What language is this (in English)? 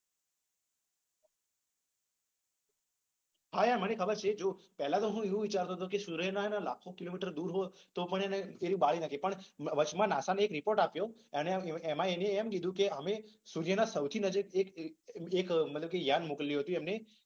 Gujarati